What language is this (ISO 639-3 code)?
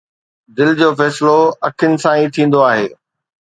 snd